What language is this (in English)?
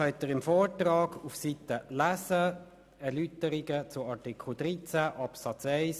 Swiss German